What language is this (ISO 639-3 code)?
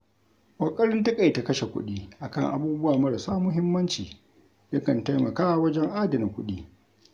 hau